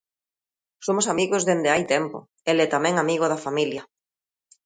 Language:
Galician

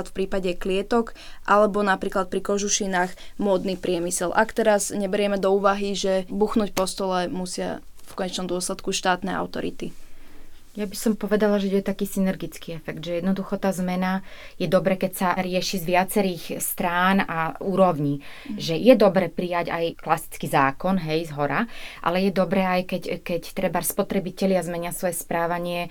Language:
Slovak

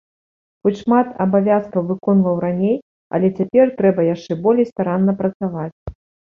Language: Belarusian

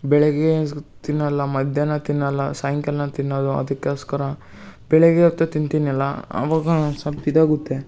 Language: Kannada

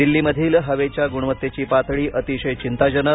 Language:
Marathi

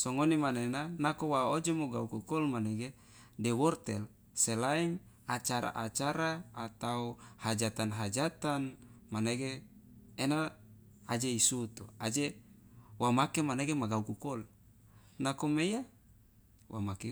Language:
Loloda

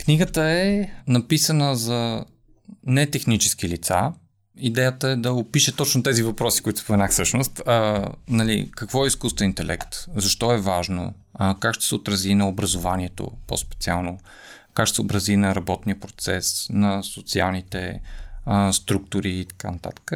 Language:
Bulgarian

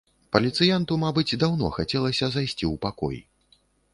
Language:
Belarusian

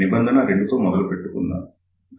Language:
Telugu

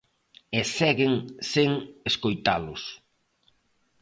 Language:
Galician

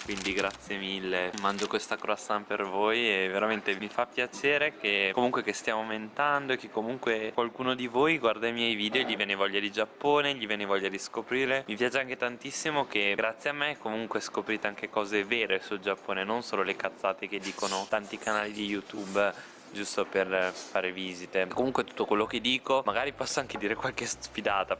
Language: Italian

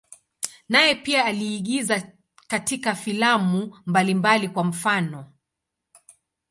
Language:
Swahili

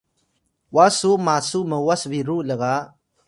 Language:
Atayal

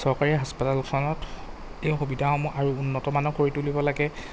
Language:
Assamese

